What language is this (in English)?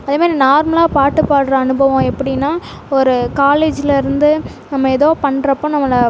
Tamil